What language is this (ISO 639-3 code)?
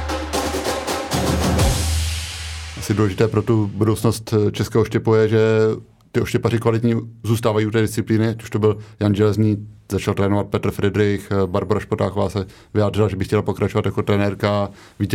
ces